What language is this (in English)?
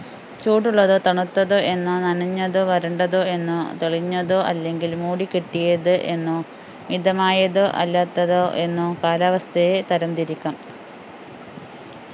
Malayalam